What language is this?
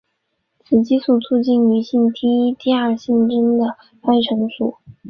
Chinese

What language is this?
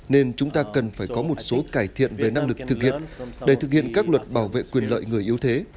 Vietnamese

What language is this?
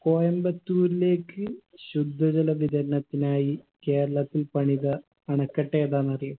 Malayalam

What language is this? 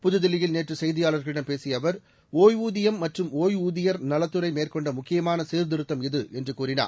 Tamil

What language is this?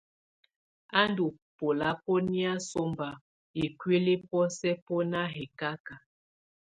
Tunen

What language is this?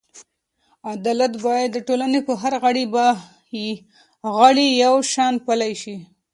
Pashto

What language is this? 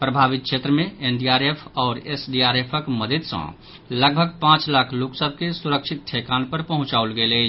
Maithili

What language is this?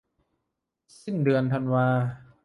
Thai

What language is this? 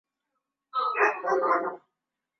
Swahili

